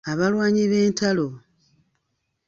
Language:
Ganda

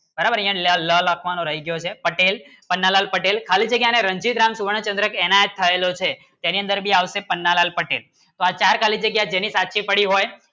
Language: Gujarati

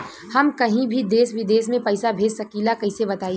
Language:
Bhojpuri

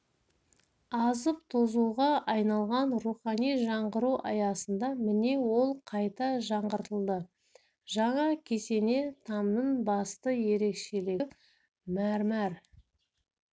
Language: Kazakh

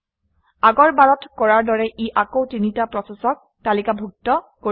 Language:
Assamese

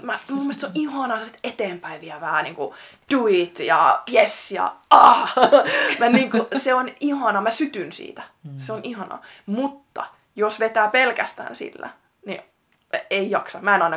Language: Finnish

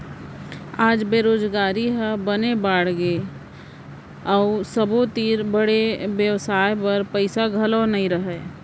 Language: Chhattisgarhi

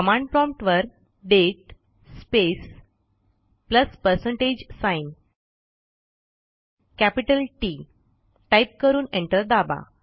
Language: Marathi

